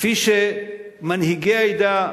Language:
Hebrew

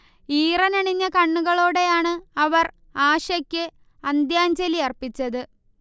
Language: Malayalam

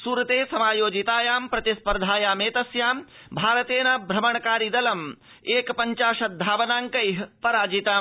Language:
Sanskrit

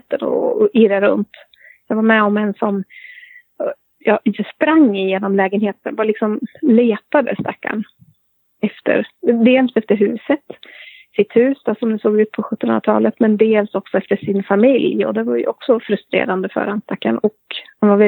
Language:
Swedish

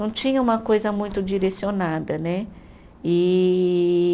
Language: Portuguese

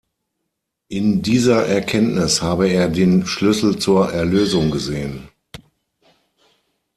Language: German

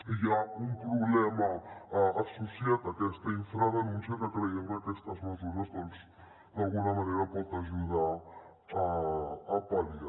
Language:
Catalan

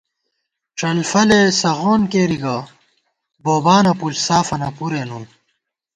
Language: Gawar-Bati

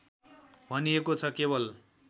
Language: Nepali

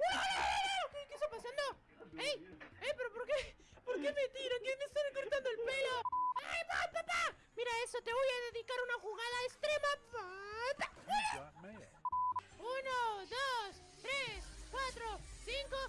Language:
Spanish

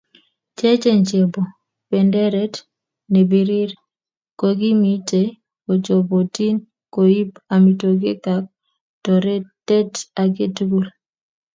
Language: Kalenjin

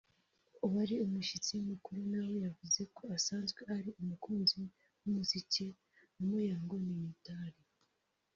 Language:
Kinyarwanda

